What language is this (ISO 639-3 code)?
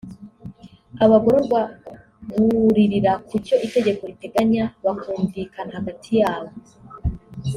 kin